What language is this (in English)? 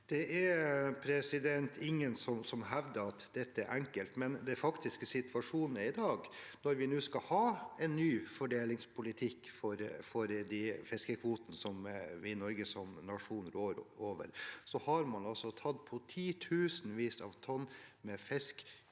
Norwegian